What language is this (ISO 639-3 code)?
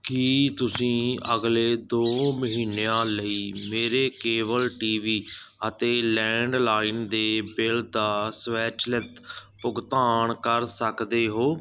pan